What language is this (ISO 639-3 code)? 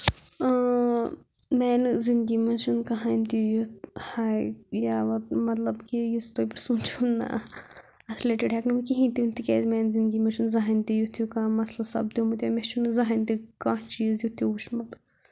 kas